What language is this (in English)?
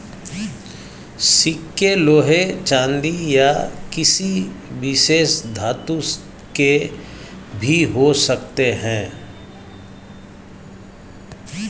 Hindi